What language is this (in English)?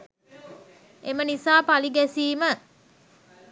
Sinhala